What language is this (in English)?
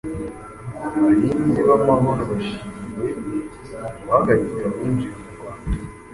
Kinyarwanda